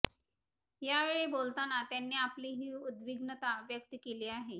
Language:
Marathi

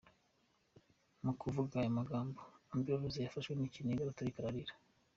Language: Kinyarwanda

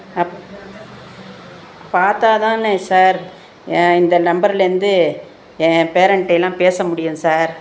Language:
Tamil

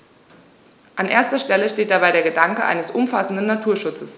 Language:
German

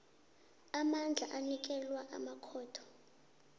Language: South Ndebele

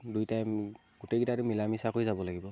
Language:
Assamese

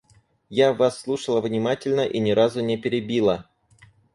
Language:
Russian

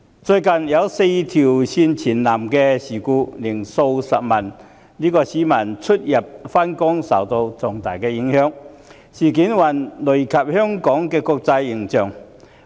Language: Cantonese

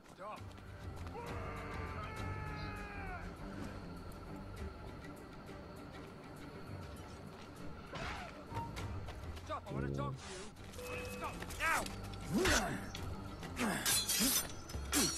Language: French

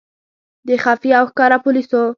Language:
Pashto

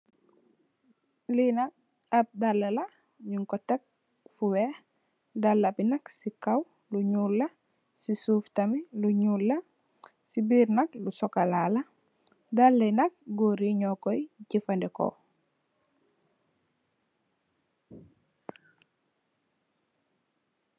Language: Wolof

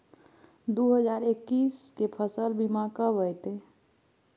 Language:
Maithili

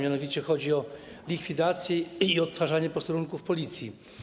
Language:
Polish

